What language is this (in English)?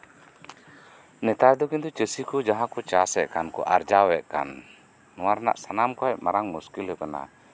Santali